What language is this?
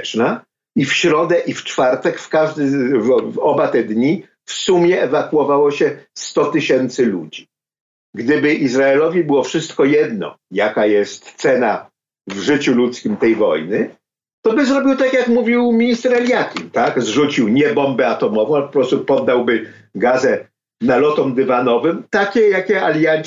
Polish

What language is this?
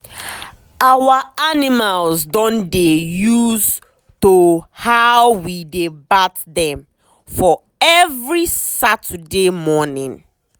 Nigerian Pidgin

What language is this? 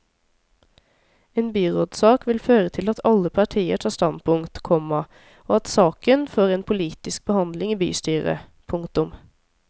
Norwegian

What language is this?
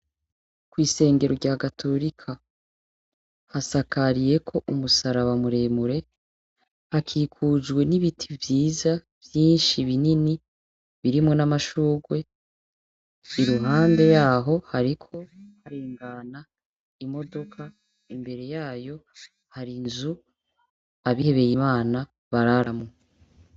Rundi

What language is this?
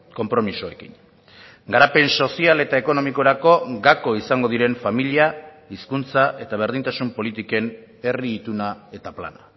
Basque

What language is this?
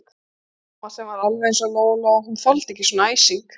Icelandic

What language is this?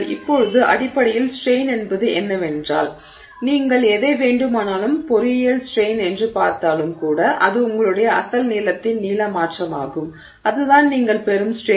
Tamil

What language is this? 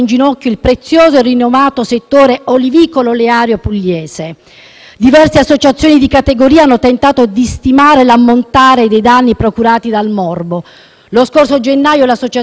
Italian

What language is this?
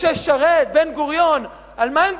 Hebrew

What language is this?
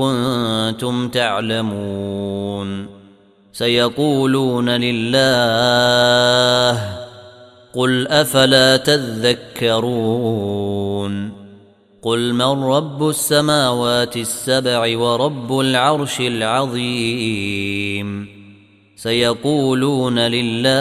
Arabic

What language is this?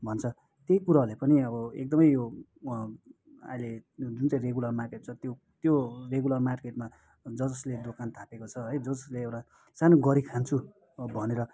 Nepali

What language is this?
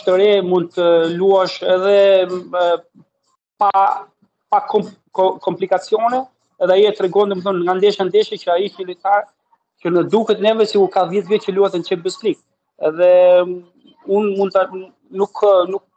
Romanian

